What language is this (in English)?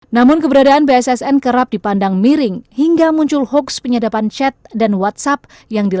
Indonesian